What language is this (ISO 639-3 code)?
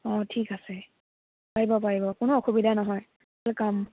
asm